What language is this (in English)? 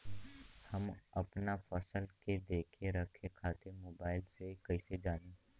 Bhojpuri